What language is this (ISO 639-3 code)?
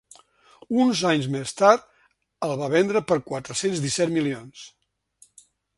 cat